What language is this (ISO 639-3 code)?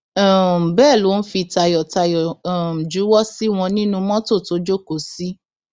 yor